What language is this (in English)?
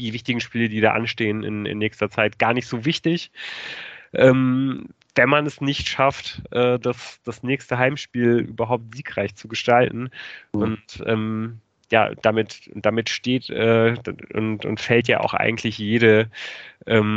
German